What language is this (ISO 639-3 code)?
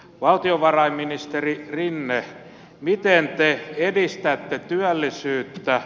fin